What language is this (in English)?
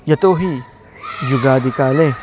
Sanskrit